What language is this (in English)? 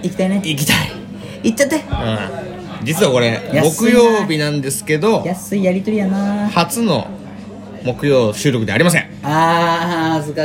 Japanese